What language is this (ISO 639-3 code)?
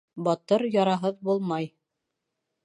bak